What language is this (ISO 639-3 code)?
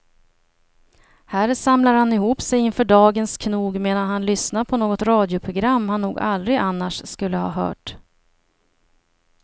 swe